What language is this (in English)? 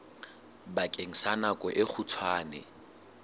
Southern Sotho